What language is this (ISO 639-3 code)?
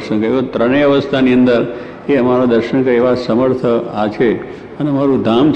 guj